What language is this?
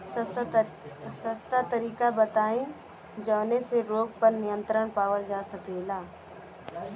Bhojpuri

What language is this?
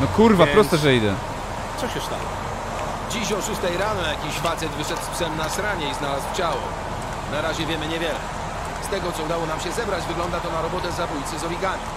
Polish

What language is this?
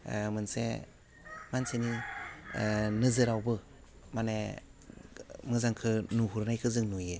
Bodo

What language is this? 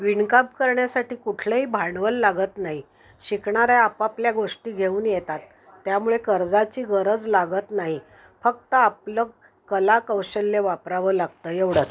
Marathi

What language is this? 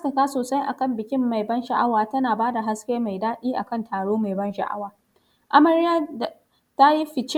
Hausa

